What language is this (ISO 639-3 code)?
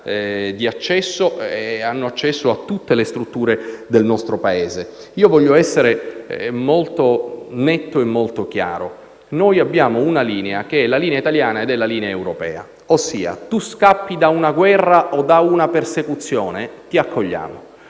ita